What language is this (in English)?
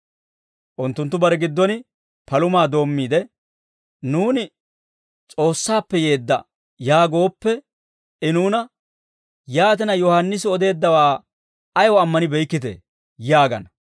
Dawro